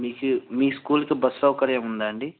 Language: Telugu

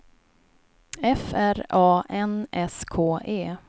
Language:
Swedish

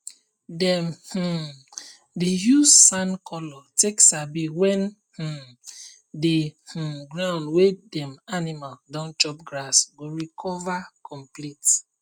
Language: Nigerian Pidgin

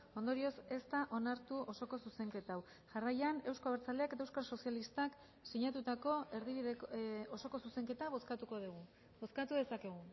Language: Basque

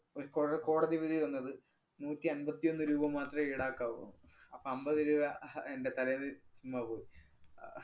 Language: Malayalam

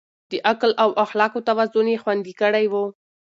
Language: Pashto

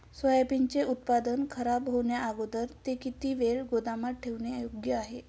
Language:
Marathi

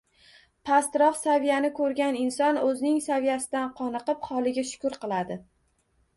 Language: Uzbek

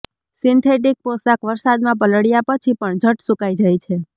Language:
Gujarati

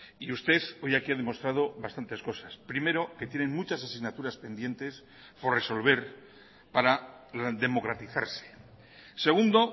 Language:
Spanish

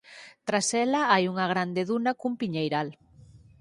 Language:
Galician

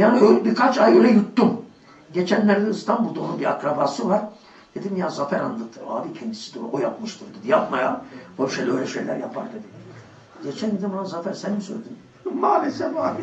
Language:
Turkish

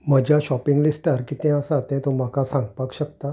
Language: Konkani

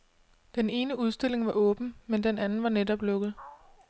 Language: Danish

